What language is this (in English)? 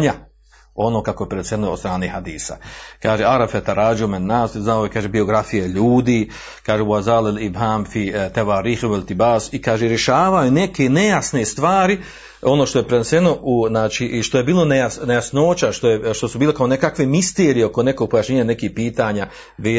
Croatian